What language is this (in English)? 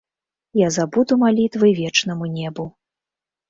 Belarusian